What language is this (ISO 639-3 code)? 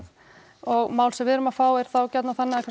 isl